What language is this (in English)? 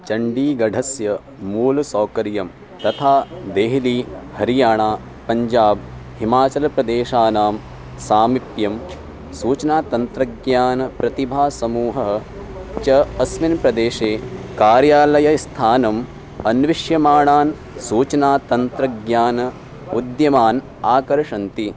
Sanskrit